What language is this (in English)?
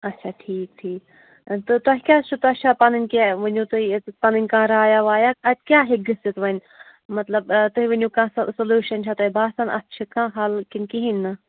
Kashmiri